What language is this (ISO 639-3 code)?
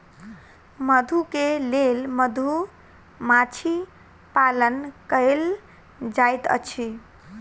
mai